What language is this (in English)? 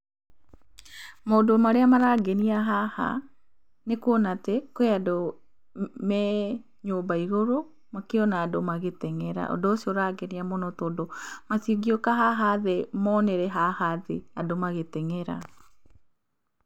Kikuyu